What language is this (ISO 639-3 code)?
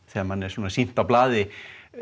isl